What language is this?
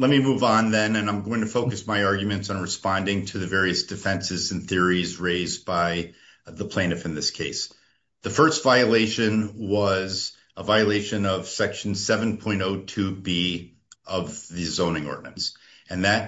English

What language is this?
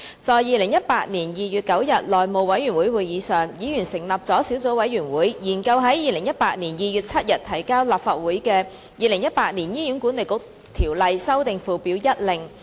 Cantonese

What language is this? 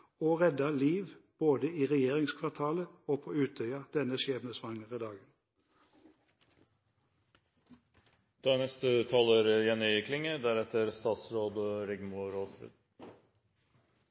Norwegian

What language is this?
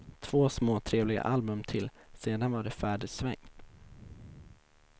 Swedish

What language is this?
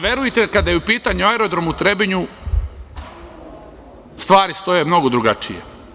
Serbian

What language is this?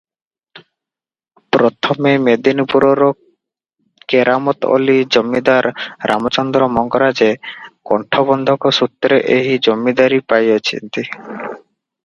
Odia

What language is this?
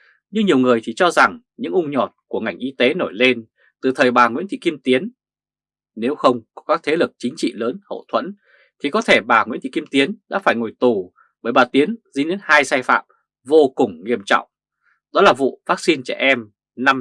Vietnamese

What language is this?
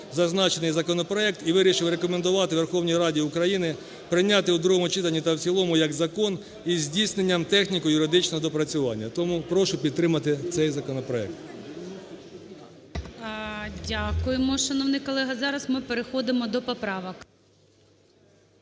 Ukrainian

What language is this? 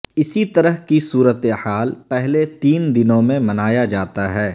Urdu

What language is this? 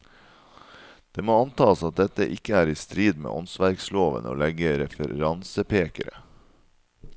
Norwegian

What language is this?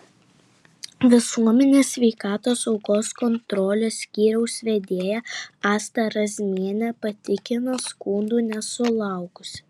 Lithuanian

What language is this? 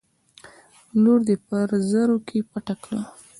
Pashto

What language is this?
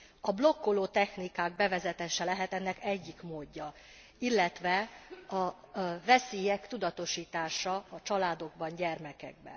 Hungarian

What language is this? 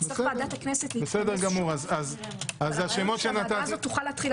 Hebrew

